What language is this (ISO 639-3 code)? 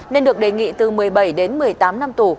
vie